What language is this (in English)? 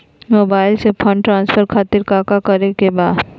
Magahi